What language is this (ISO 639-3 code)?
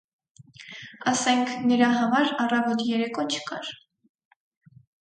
hye